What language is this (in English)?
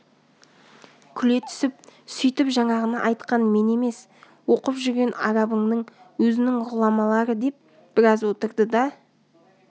Kazakh